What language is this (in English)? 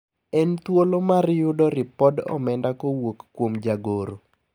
Luo (Kenya and Tanzania)